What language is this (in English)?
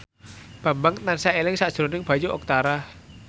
Javanese